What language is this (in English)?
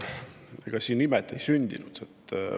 Estonian